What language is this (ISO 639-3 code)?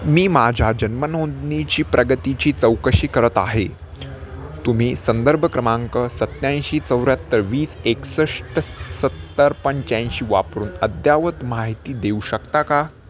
mar